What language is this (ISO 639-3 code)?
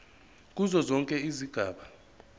zul